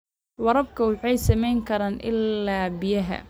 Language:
Somali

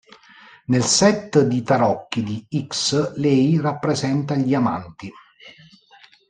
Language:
Italian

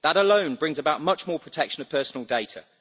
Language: English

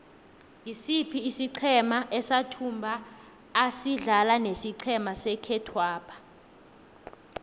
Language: South Ndebele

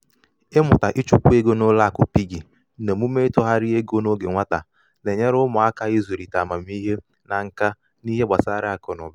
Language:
Igbo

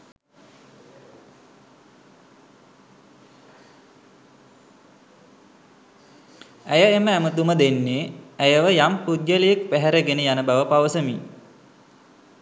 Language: Sinhala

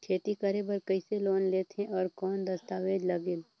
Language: Chhattisgarhi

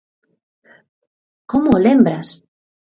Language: Galician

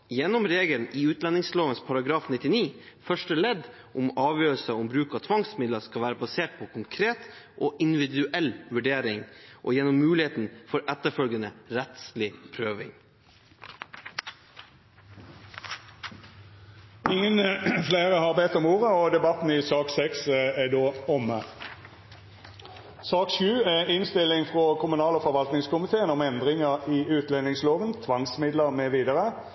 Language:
Norwegian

